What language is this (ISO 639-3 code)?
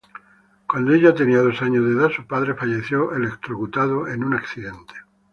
spa